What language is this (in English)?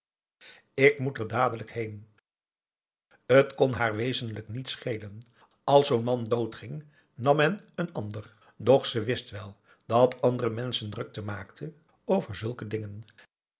Dutch